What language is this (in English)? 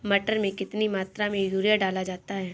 Hindi